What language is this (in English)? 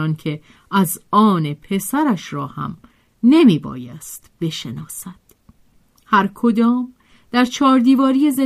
Persian